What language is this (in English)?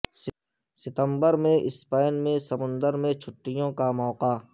Urdu